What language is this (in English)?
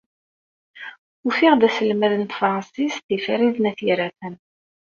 Kabyle